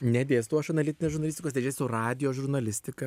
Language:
Lithuanian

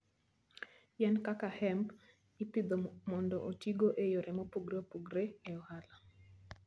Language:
Luo (Kenya and Tanzania)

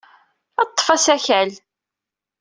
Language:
Kabyle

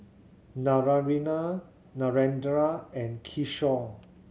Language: English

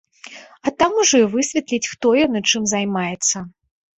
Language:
Belarusian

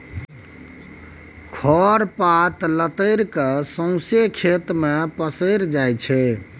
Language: Maithili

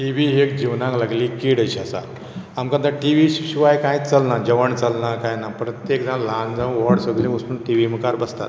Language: Konkani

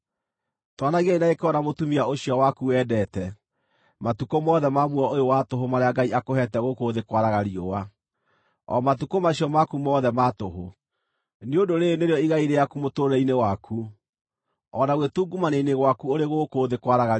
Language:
Kikuyu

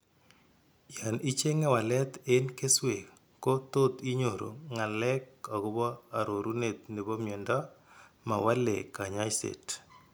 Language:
Kalenjin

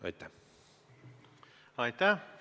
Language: Estonian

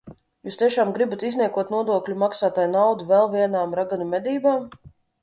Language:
Latvian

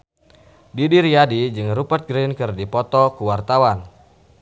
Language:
Sundanese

